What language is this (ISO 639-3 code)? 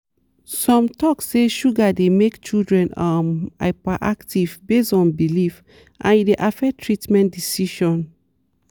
pcm